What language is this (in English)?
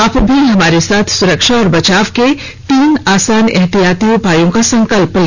Hindi